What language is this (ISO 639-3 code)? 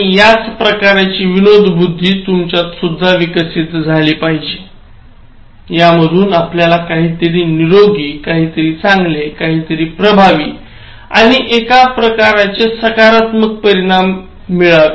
mar